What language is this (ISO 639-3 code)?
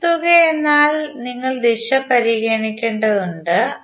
mal